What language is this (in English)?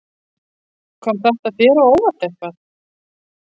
Icelandic